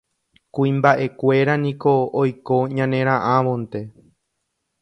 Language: Guarani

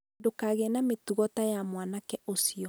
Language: Kikuyu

